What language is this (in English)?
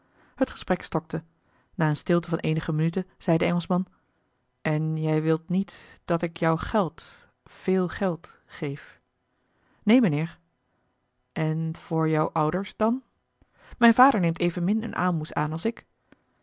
Dutch